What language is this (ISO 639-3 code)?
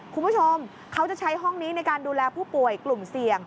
tha